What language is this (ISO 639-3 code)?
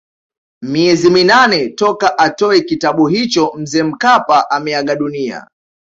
swa